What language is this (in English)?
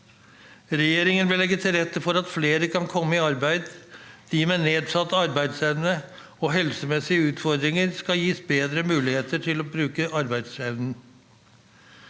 Norwegian